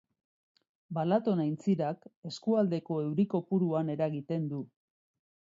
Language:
Basque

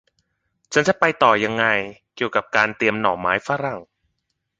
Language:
Thai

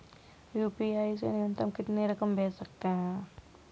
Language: Hindi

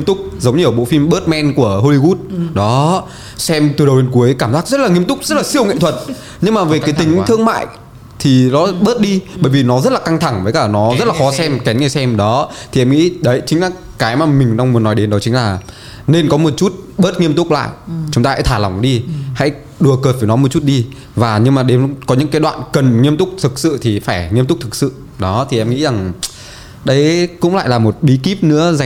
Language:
Vietnamese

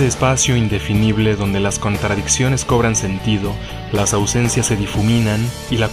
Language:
Spanish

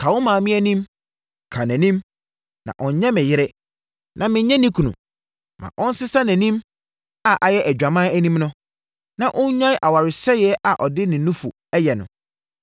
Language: Akan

